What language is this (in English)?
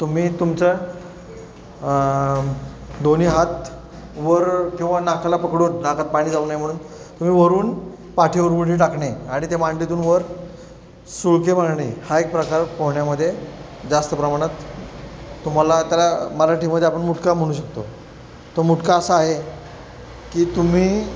Marathi